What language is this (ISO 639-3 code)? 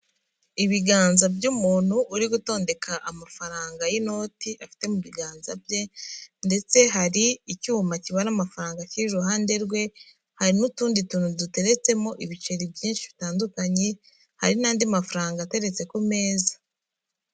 kin